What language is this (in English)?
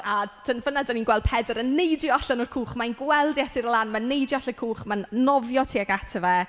Welsh